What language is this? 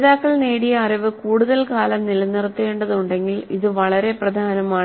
Malayalam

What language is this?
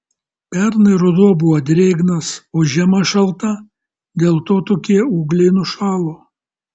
Lithuanian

